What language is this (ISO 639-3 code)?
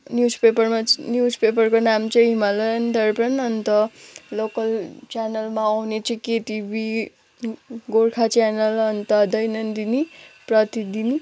nep